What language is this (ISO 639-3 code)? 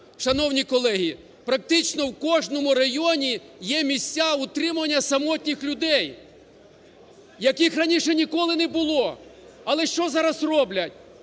ukr